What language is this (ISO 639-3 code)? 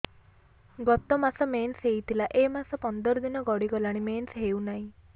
ori